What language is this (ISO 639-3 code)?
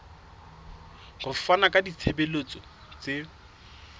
sot